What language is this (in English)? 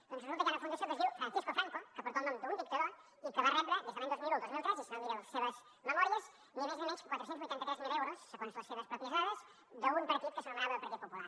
Catalan